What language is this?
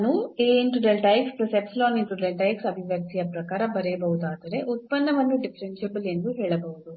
Kannada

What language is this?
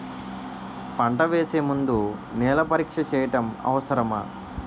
Telugu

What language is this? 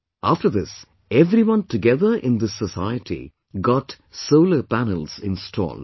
English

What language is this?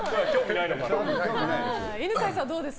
Japanese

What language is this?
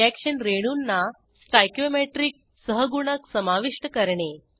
Marathi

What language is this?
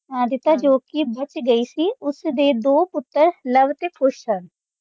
Punjabi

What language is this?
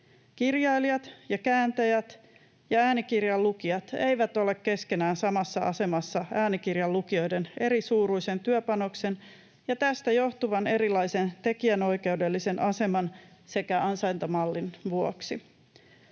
Finnish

